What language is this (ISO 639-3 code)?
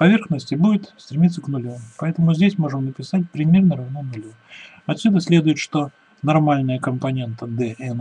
rus